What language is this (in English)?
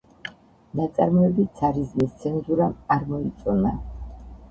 Georgian